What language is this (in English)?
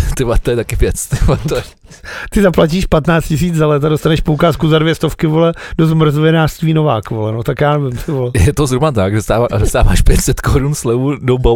Czech